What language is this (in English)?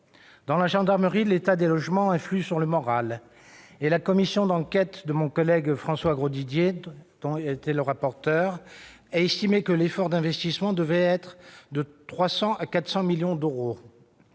French